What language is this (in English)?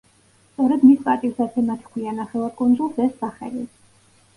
Georgian